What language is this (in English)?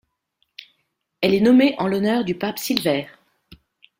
French